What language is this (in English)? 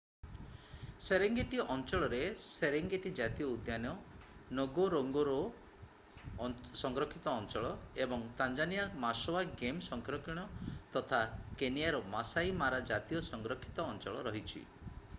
Odia